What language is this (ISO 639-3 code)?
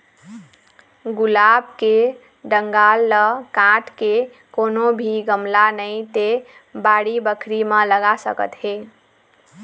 hne